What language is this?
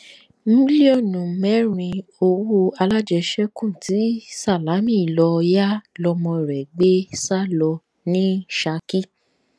Yoruba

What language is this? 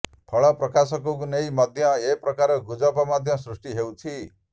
Odia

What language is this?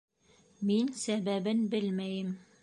Bashkir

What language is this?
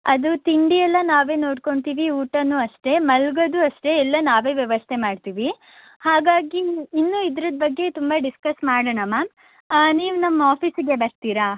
Kannada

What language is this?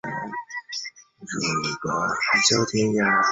Chinese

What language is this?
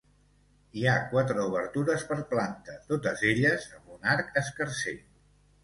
Catalan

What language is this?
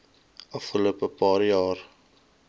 Afrikaans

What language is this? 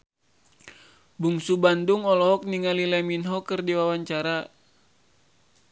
Sundanese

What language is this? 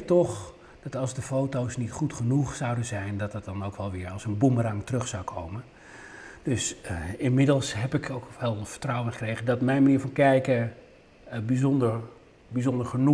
Dutch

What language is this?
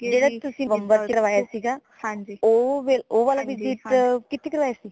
Punjabi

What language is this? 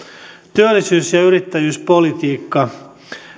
Finnish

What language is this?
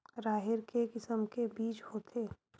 Chhattisgarhi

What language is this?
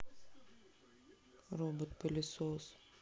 Russian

